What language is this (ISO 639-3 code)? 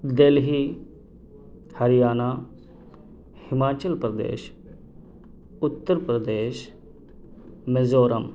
urd